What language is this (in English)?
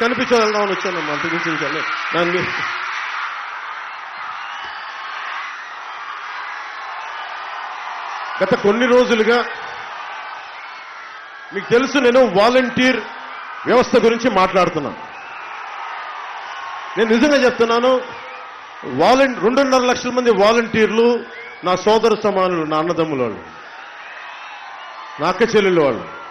Turkish